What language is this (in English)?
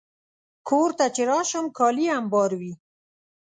Pashto